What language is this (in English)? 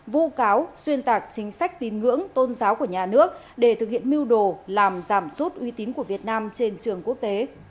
Vietnamese